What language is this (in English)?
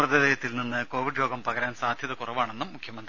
Malayalam